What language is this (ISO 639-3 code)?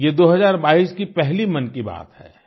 hin